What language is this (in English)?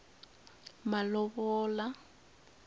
Tsonga